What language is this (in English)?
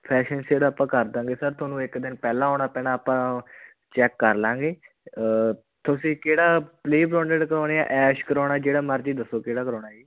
Punjabi